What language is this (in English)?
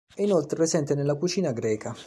Italian